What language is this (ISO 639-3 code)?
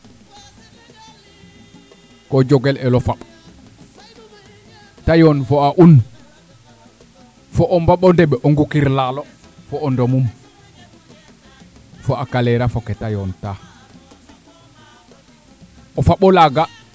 srr